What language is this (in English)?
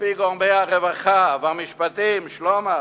Hebrew